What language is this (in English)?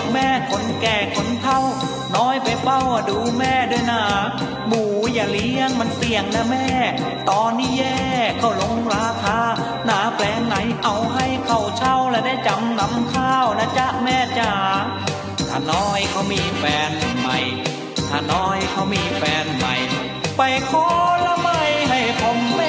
Thai